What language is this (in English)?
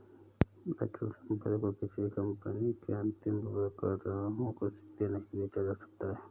Hindi